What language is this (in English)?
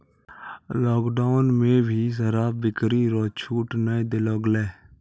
Maithili